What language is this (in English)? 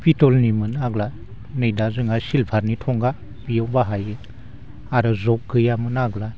Bodo